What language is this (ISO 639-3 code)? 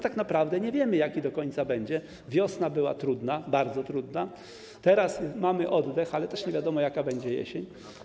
pol